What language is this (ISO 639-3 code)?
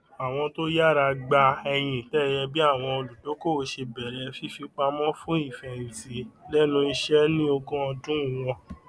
yor